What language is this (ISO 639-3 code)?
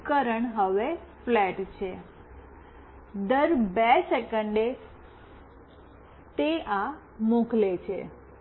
guj